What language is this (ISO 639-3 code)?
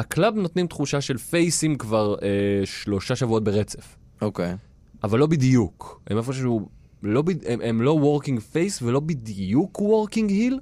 heb